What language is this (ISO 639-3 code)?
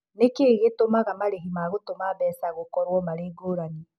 kik